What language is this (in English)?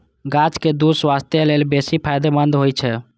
Maithili